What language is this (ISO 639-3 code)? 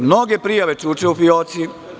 srp